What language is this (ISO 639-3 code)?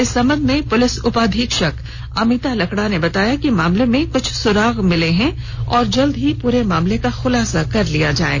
hin